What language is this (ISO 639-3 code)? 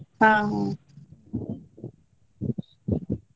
kan